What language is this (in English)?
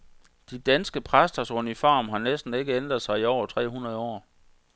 Danish